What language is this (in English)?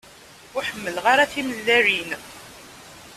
Kabyle